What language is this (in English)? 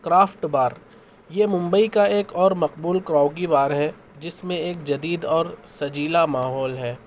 Urdu